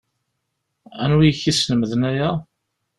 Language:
Kabyle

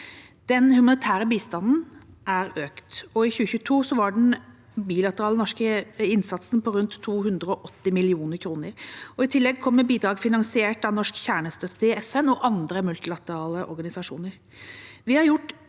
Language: Norwegian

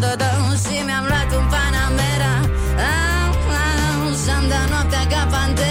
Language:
Romanian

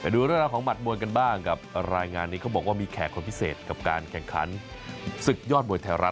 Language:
Thai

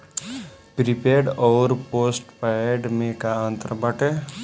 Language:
Bhojpuri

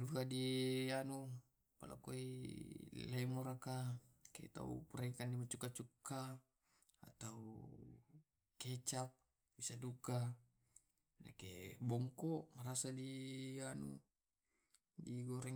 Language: Tae'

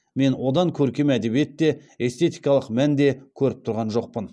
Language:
Kazakh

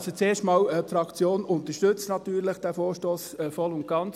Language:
Swiss German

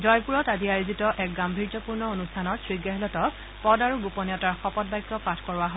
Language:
Assamese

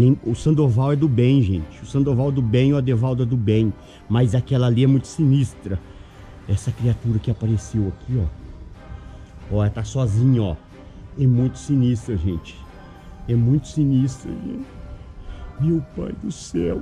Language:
Portuguese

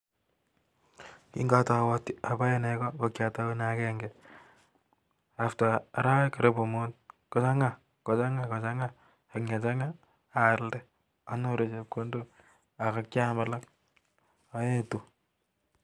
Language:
Kalenjin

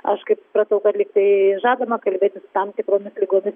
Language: Lithuanian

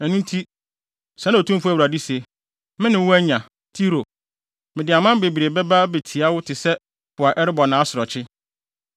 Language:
Akan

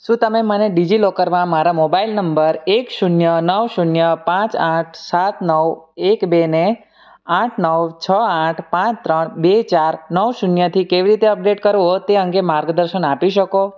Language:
Gujarati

